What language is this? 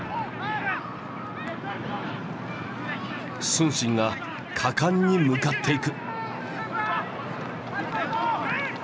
Japanese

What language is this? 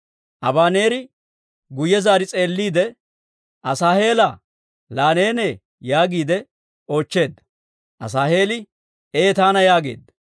Dawro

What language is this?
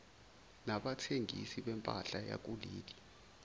Zulu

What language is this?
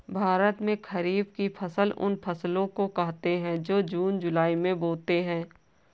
Hindi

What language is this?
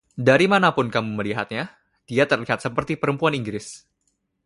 Indonesian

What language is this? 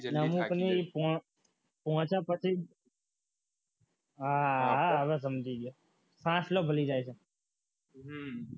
Gujarati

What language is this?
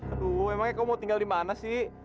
Indonesian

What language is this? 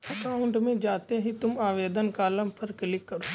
Hindi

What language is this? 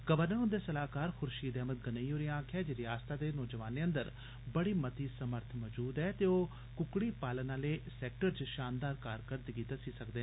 Dogri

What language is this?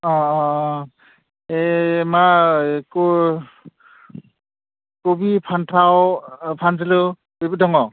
Bodo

